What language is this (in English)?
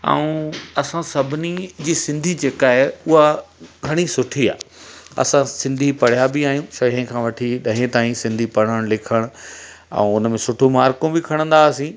Sindhi